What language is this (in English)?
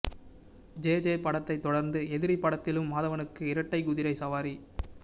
Tamil